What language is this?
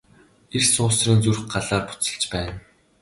Mongolian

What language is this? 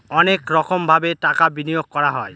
Bangla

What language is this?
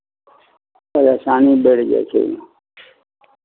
Maithili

